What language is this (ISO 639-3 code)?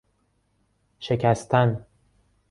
fas